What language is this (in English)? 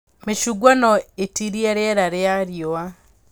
Kikuyu